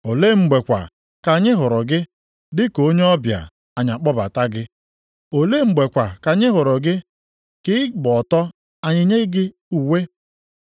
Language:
Igbo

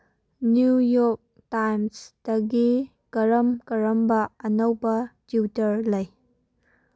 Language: Manipuri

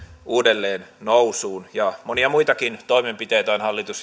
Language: Finnish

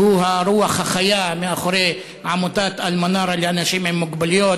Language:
Hebrew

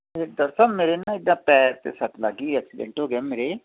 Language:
Punjabi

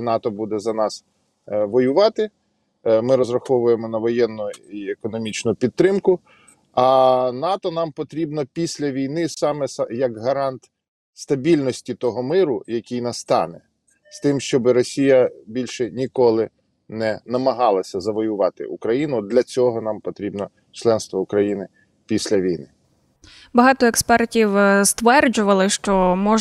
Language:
Ukrainian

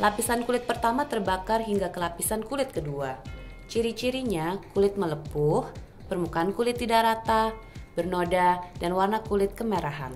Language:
Indonesian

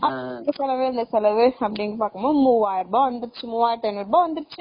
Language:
Tamil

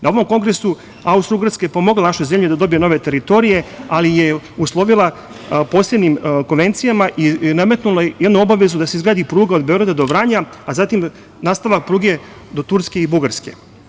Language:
Serbian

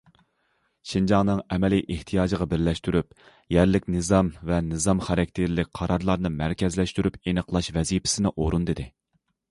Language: Uyghur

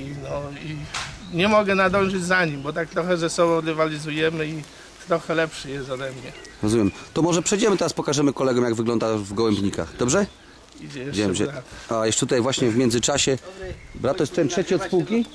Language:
Polish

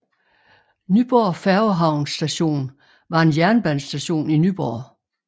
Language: Danish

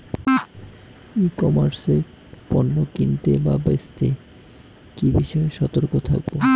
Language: Bangla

